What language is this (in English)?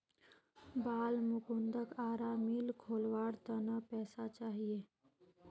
Magahi